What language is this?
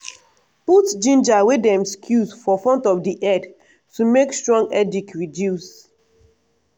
Nigerian Pidgin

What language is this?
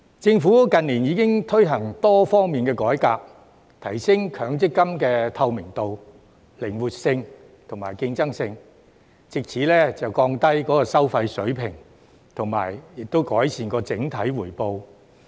Cantonese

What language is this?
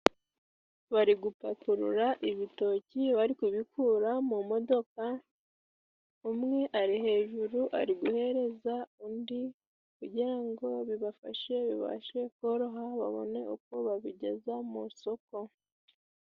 Kinyarwanda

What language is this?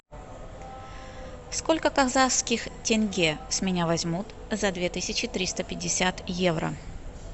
Russian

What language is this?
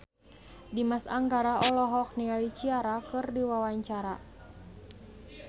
Sundanese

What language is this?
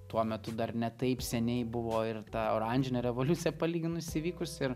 Lithuanian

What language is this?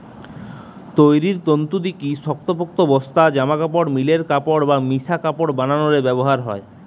Bangla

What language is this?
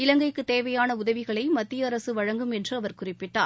Tamil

